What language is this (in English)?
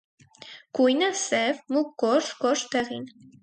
Armenian